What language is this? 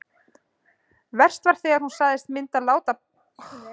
Icelandic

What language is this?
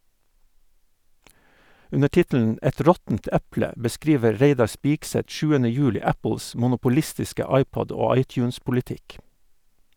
Norwegian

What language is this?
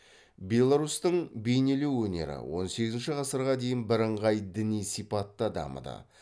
Kazakh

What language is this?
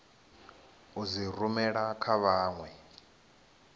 Venda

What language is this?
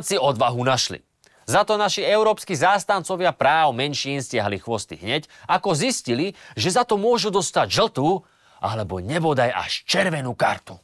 Slovak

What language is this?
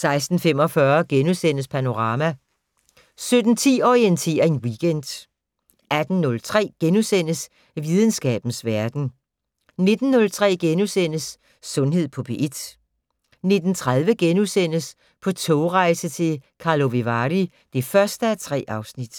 Danish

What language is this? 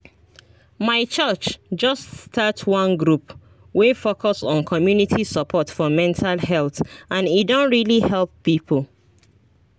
Nigerian Pidgin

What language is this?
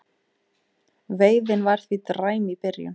Icelandic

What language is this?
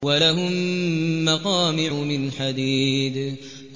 Arabic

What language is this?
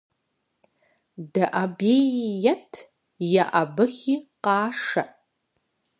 Kabardian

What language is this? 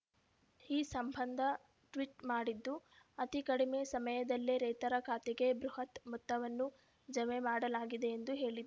Kannada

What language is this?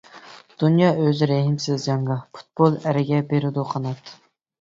Uyghur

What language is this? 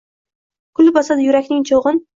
Uzbek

